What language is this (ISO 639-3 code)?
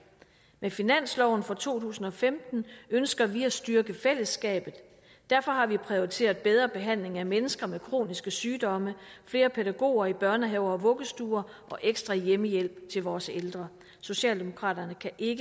dan